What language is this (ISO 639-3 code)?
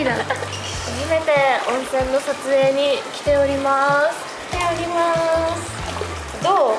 jpn